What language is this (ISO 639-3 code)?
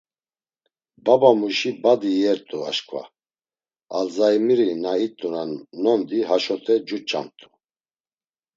lzz